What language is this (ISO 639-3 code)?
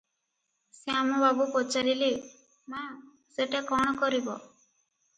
ori